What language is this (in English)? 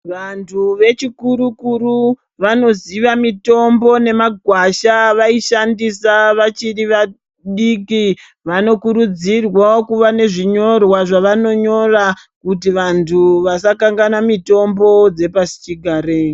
Ndau